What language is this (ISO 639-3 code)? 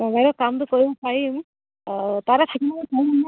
asm